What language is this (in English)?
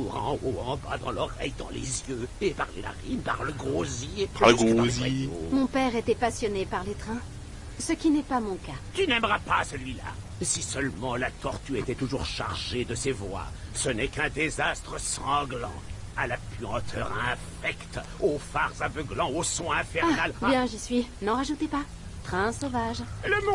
French